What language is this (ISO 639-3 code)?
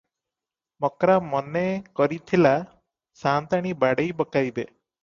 ori